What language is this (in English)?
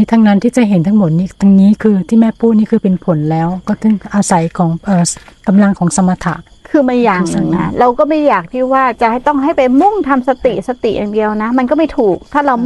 Thai